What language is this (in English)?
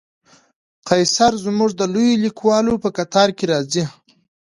Pashto